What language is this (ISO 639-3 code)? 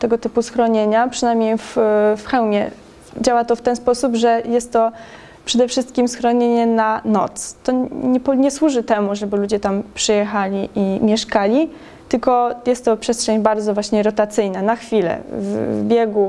pol